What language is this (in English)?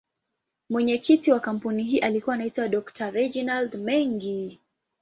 Swahili